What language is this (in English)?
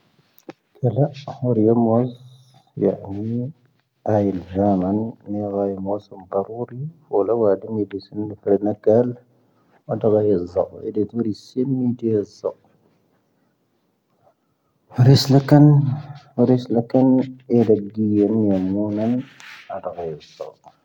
Tahaggart Tamahaq